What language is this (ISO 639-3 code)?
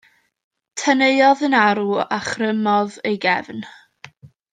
cym